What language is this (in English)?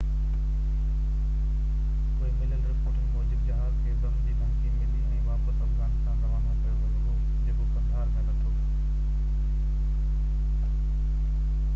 Sindhi